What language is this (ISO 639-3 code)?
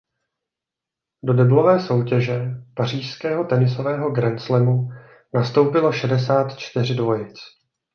ces